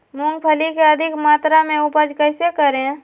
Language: Magahi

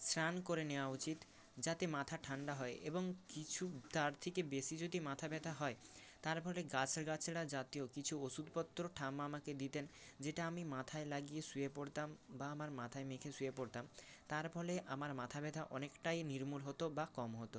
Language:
Bangla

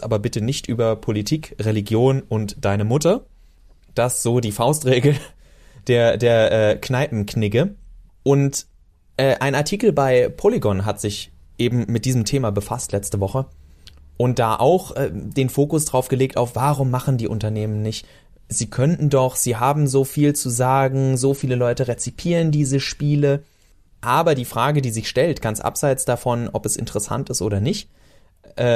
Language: German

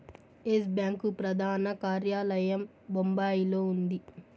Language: Telugu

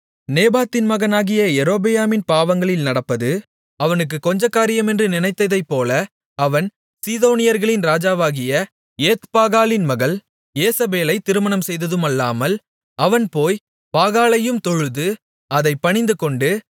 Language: Tamil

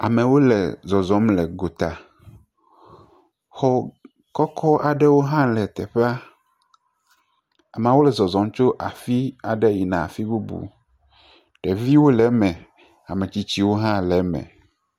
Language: Ewe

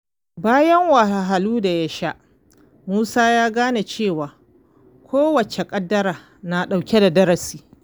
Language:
Hausa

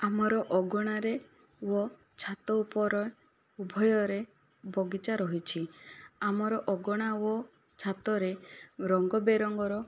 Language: Odia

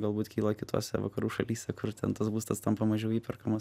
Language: Lithuanian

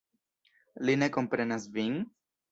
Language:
Esperanto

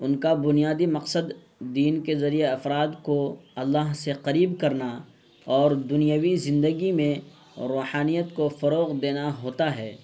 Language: Urdu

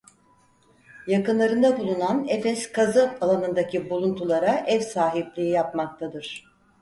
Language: Turkish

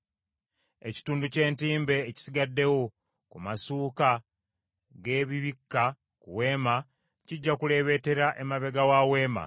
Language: Ganda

